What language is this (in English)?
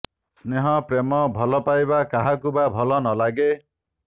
Odia